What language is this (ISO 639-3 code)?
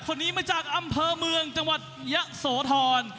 tha